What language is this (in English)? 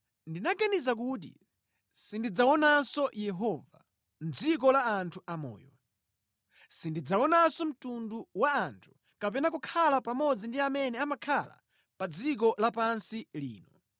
Nyanja